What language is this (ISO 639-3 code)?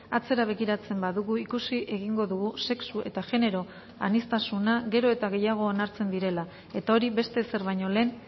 eus